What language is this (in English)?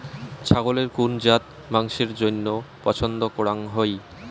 Bangla